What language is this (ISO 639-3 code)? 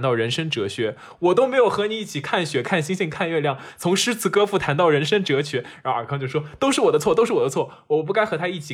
zho